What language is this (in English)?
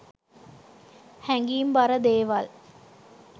Sinhala